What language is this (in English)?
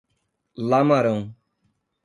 Portuguese